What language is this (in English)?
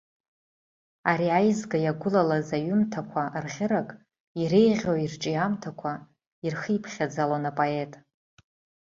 Abkhazian